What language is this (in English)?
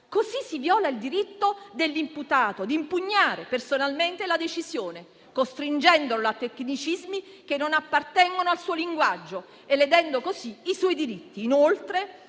Italian